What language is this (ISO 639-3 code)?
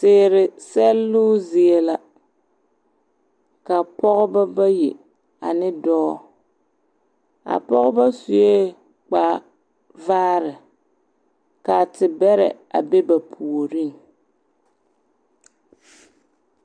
dga